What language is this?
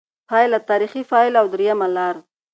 Pashto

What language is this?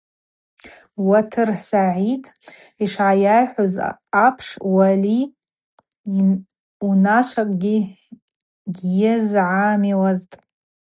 Abaza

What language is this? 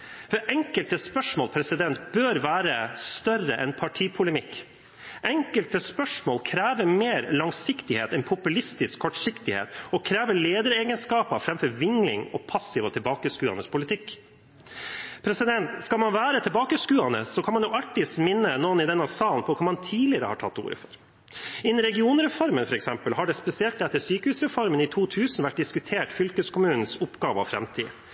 Norwegian Bokmål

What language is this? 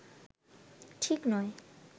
Bangla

